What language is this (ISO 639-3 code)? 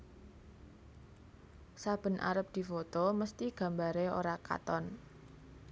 jav